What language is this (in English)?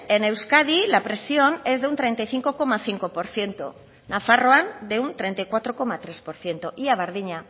Spanish